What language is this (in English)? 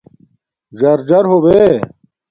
Domaaki